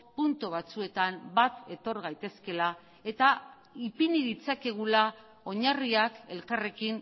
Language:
Basque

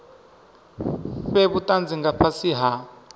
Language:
Venda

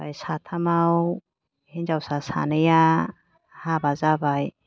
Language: Bodo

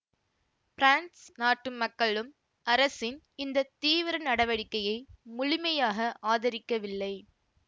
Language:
Tamil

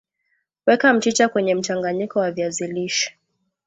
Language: Swahili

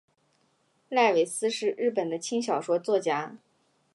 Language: Chinese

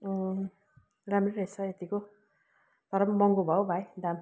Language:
Nepali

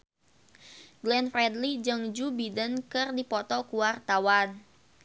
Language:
Sundanese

